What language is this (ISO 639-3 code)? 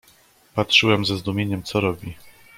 pol